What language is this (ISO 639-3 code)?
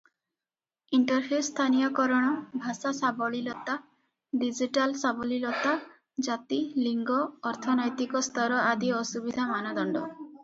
ori